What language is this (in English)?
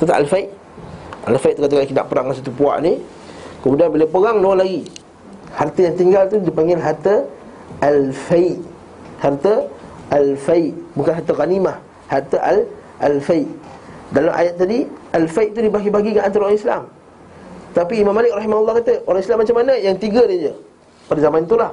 Malay